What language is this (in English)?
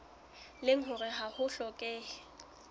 Southern Sotho